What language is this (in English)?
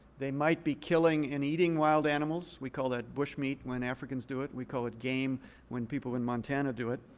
English